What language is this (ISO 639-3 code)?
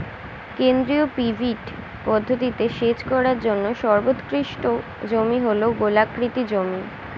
ben